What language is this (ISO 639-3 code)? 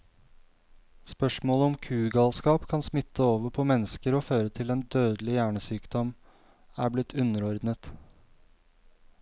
nor